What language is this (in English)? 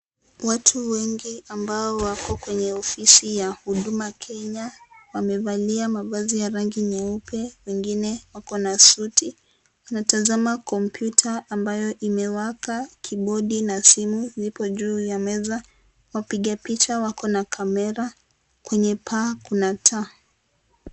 Swahili